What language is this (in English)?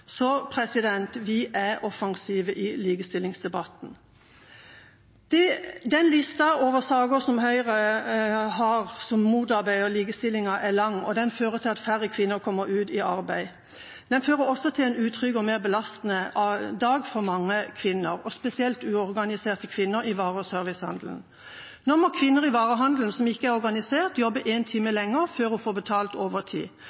Norwegian Bokmål